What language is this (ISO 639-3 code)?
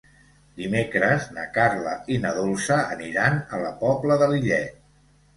cat